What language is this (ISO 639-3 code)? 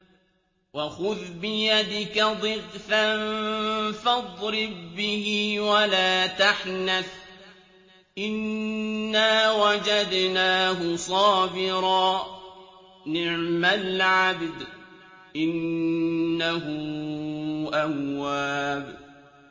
ara